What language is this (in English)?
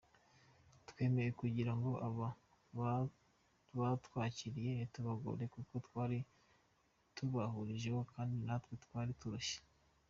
Kinyarwanda